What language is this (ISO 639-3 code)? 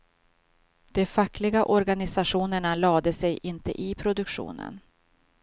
swe